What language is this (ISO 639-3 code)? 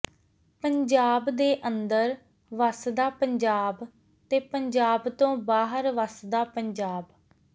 pan